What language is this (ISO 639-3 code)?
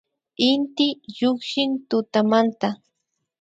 qvi